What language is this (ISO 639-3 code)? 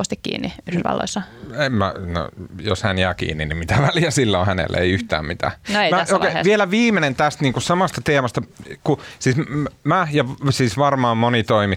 fin